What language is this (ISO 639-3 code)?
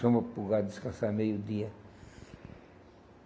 por